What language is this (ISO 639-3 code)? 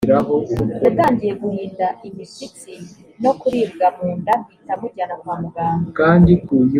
kin